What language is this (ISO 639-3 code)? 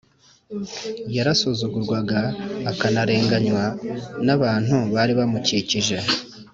kin